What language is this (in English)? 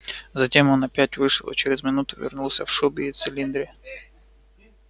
Russian